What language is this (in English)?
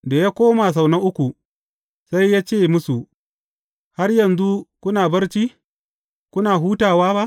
Hausa